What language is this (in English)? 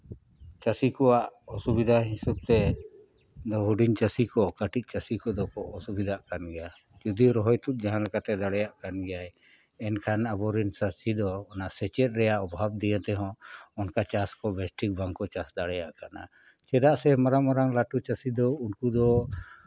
Santali